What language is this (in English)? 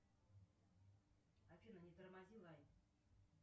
Russian